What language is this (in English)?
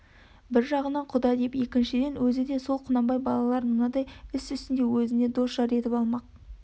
Kazakh